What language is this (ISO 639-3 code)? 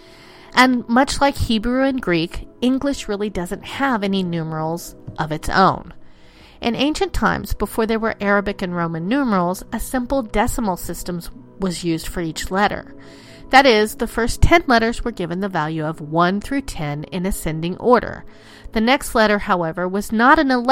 eng